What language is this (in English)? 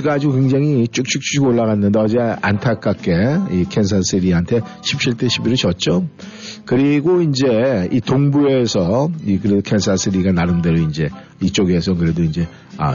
Korean